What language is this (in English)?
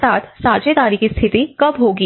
Hindi